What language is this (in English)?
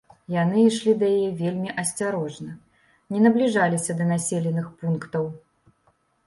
Belarusian